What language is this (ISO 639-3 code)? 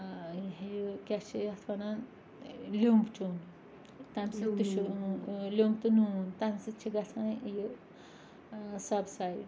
kas